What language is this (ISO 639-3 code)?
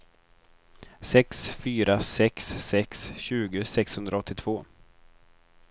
swe